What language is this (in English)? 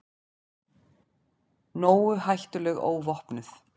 Icelandic